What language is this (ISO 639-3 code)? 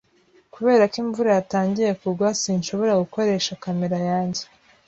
kin